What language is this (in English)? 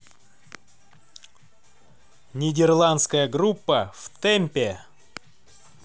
Russian